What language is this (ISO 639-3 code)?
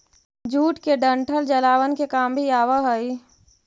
mag